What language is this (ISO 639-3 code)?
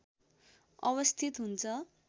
nep